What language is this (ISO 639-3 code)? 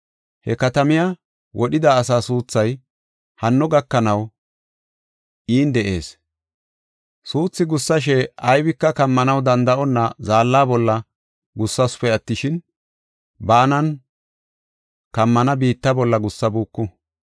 gof